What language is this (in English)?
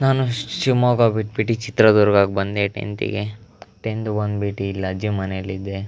Kannada